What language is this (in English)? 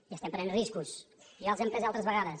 Catalan